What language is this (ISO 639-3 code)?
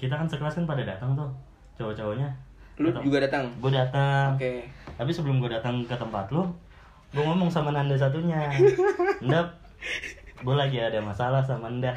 ind